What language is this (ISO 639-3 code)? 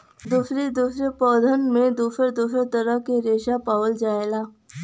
bho